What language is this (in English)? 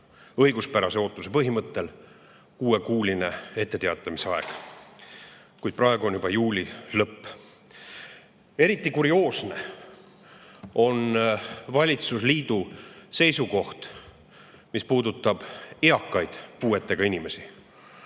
Estonian